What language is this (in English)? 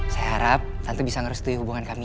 Indonesian